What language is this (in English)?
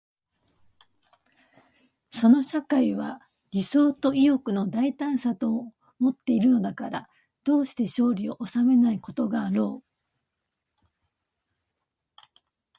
Japanese